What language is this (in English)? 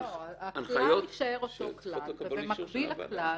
Hebrew